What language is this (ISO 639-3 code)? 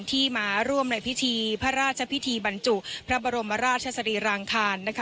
tha